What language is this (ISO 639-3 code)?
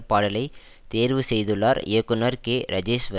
tam